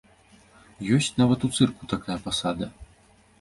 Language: Belarusian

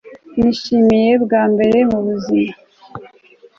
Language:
Kinyarwanda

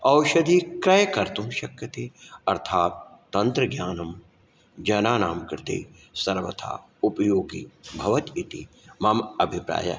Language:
Sanskrit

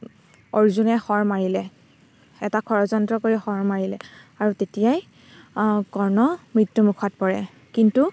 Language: Assamese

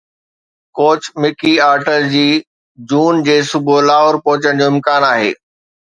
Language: Sindhi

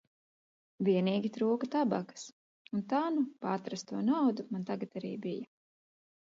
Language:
Latvian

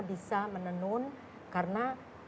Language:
Indonesian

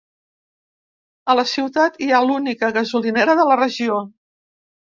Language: Catalan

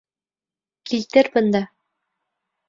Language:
Bashkir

